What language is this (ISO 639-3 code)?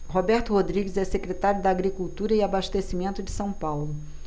por